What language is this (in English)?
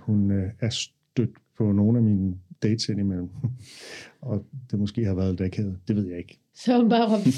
Danish